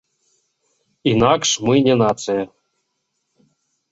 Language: Belarusian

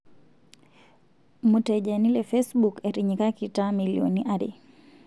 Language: Masai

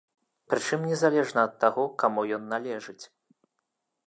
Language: Belarusian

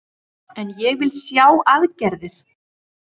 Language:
Icelandic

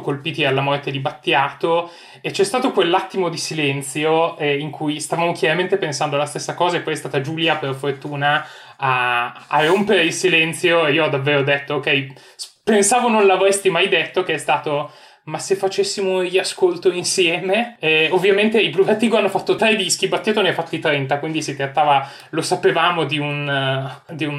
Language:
Italian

